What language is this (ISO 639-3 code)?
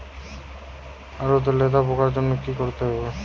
ben